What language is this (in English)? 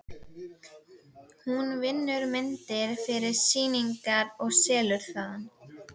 Icelandic